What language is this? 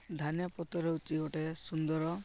Odia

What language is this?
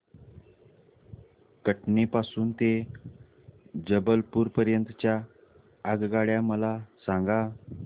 Marathi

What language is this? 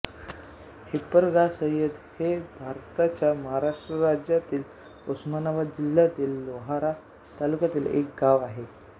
Marathi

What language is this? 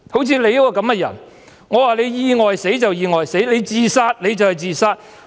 Cantonese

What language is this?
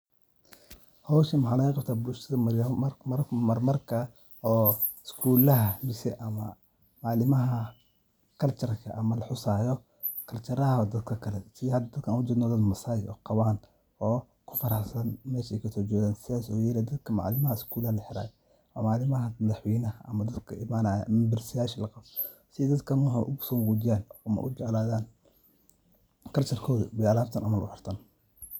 Somali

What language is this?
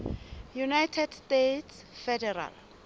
Southern Sotho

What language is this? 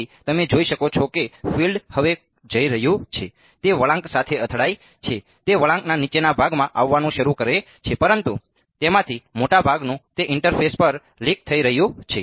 Gujarati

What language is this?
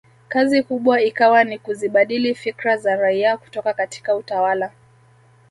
Swahili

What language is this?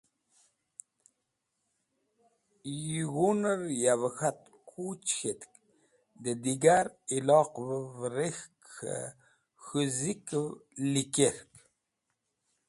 Wakhi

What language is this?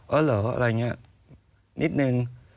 Thai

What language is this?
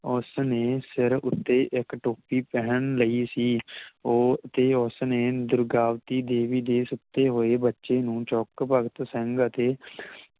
Punjabi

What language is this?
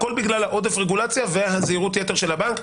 Hebrew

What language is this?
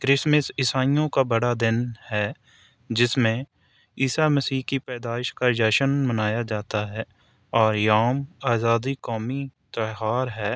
Urdu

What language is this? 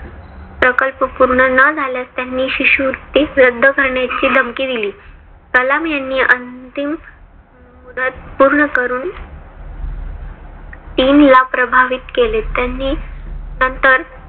Marathi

